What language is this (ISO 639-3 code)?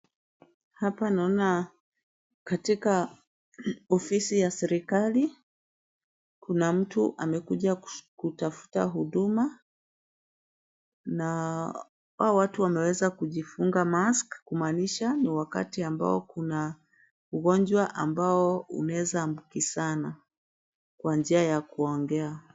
swa